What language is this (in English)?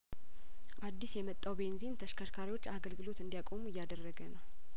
Amharic